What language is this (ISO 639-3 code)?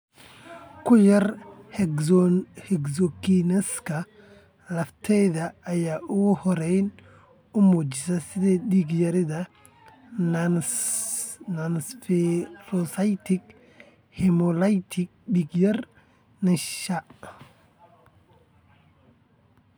som